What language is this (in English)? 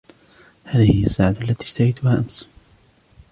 Arabic